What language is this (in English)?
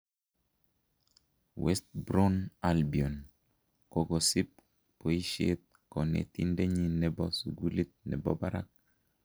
Kalenjin